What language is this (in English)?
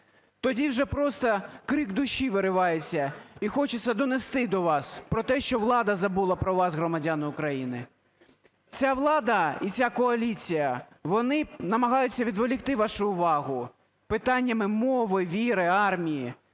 Ukrainian